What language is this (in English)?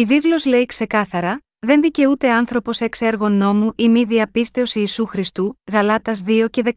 Greek